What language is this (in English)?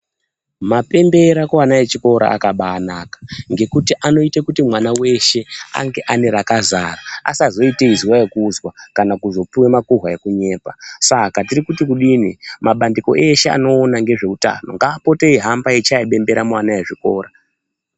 Ndau